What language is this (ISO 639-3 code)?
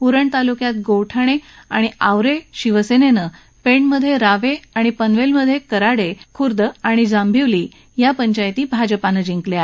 mar